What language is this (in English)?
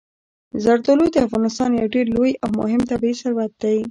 Pashto